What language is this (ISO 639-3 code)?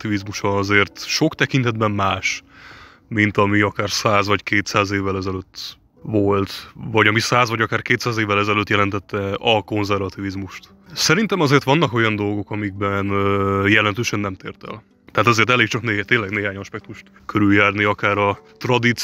hun